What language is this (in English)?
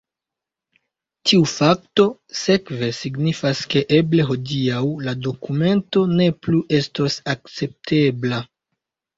Esperanto